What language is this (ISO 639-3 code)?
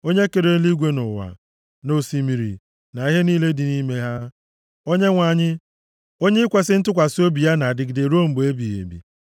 ibo